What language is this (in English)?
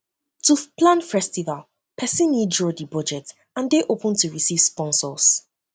Nigerian Pidgin